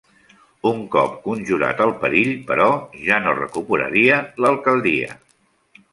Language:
Catalan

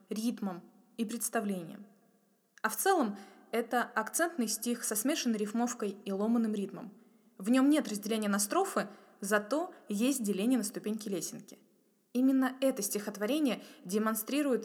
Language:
Russian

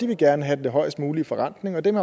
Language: Danish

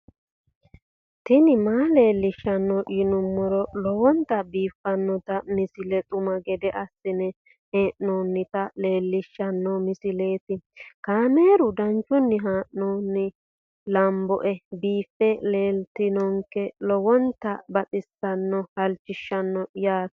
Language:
Sidamo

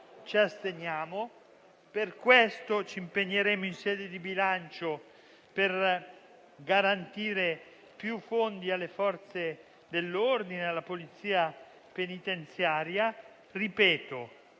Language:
Italian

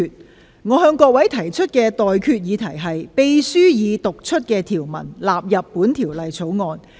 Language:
Cantonese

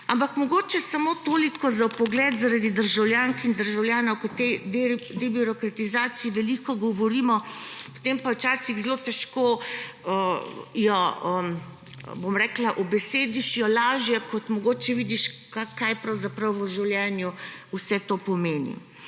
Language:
Slovenian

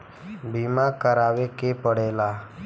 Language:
Bhojpuri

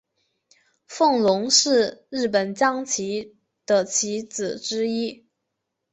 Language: Chinese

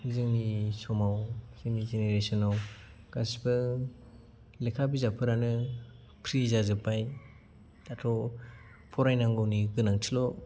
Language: Bodo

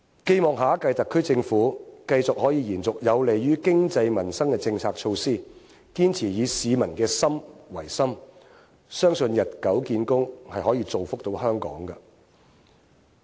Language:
Cantonese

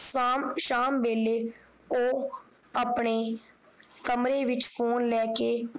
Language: Punjabi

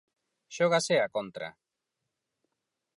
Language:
Galician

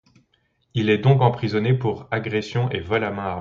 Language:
French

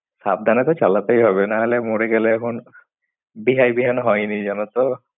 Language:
Bangla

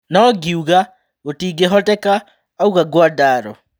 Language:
Kikuyu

